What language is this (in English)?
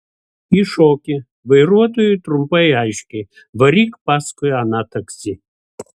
Lithuanian